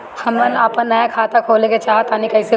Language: Bhojpuri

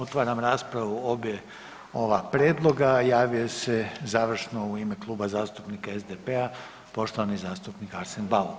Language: Croatian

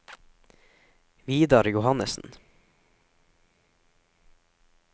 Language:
Norwegian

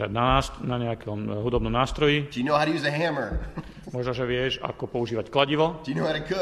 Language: Slovak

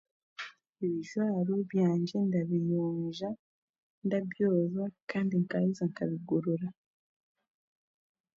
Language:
Chiga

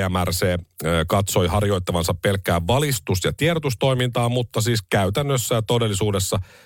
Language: Finnish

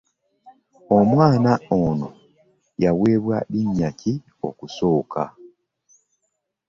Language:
Ganda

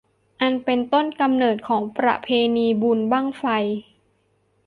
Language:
Thai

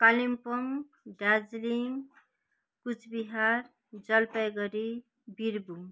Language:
Nepali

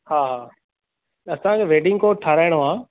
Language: Sindhi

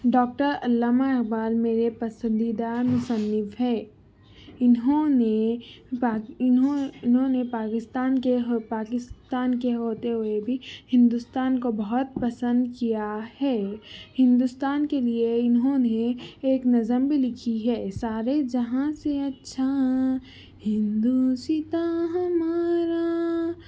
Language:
Urdu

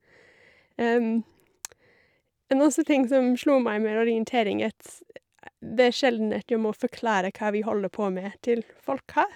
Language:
Norwegian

